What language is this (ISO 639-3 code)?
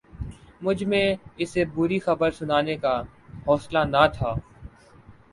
urd